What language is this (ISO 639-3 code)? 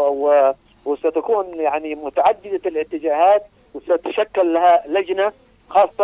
ara